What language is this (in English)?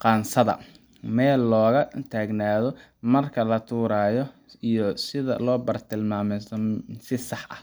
Somali